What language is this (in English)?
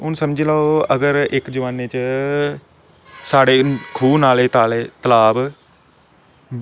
Dogri